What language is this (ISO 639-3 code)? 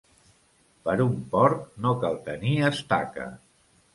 cat